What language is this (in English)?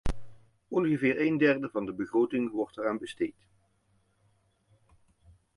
Dutch